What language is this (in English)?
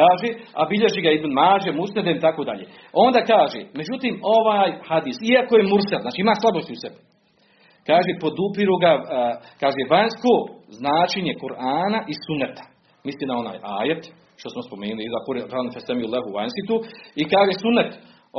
Croatian